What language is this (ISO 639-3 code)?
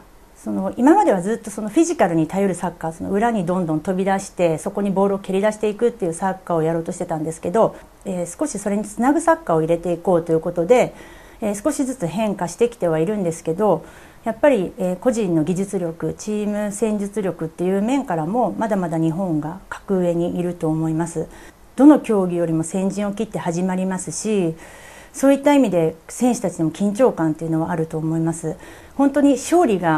jpn